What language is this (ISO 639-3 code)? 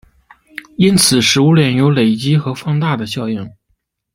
zho